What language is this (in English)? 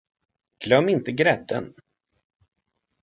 Swedish